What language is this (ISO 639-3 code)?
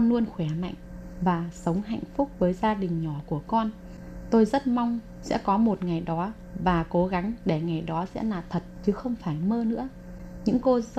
vie